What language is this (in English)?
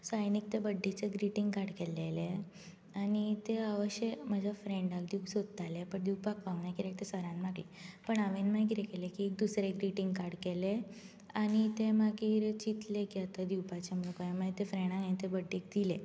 Konkani